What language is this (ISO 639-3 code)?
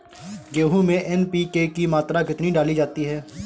hin